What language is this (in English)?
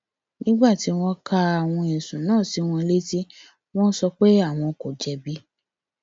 Yoruba